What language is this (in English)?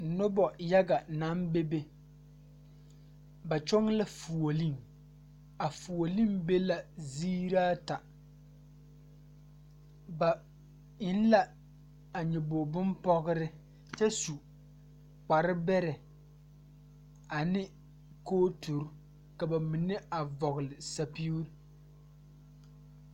Southern Dagaare